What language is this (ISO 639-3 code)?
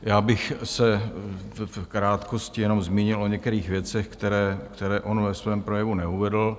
ces